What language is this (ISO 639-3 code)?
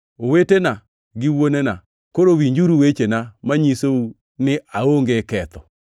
luo